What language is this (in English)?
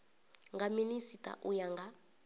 Venda